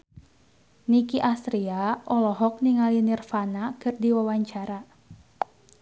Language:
Sundanese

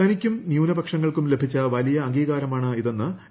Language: Malayalam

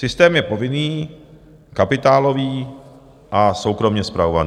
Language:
Czech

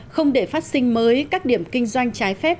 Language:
Vietnamese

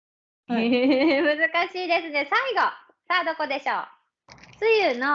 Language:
Japanese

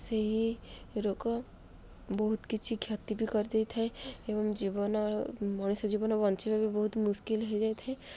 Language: Odia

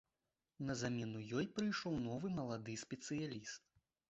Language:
Belarusian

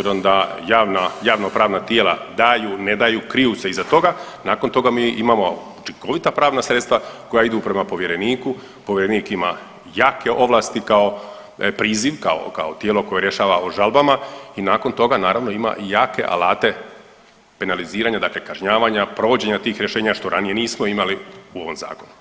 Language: Croatian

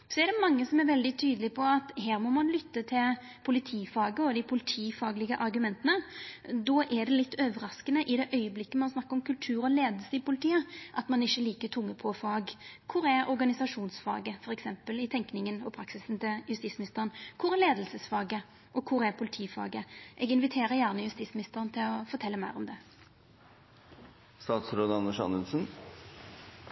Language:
Norwegian Nynorsk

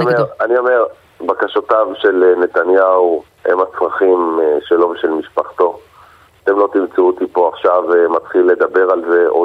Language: Hebrew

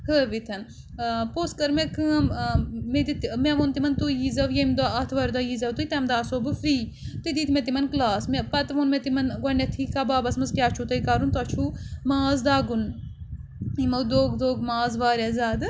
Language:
Kashmiri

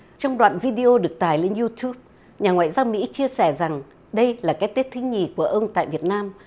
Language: Vietnamese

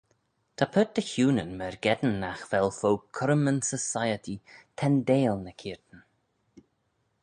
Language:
Manx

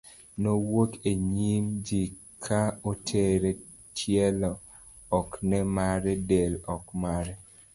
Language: Luo (Kenya and Tanzania)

